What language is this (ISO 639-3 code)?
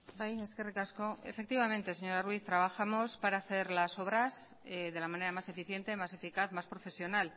spa